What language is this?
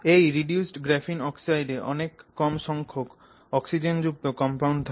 Bangla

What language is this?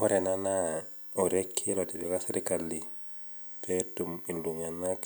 Masai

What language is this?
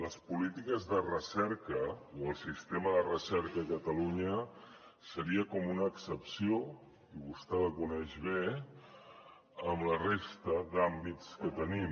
Catalan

